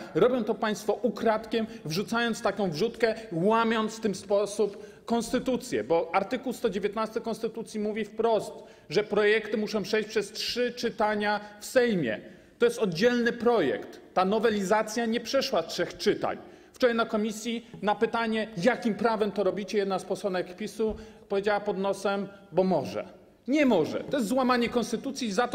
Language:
Polish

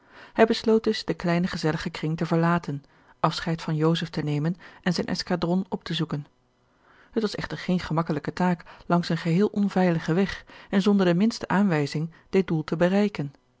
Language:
Dutch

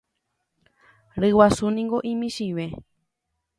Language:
Guarani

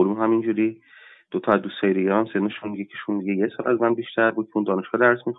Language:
Persian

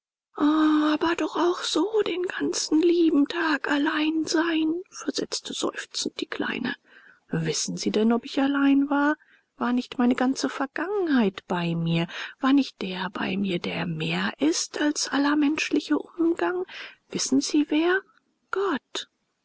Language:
German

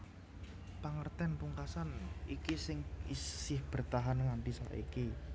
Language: Javanese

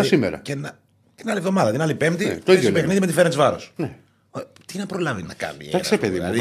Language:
Greek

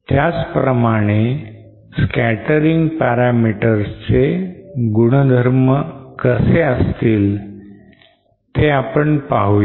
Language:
Marathi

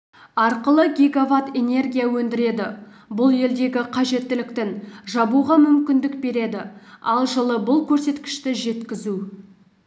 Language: Kazakh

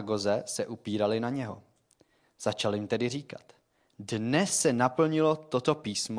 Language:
Czech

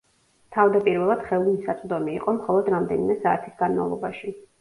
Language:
Georgian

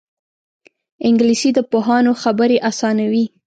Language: Pashto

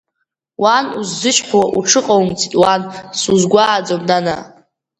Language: Abkhazian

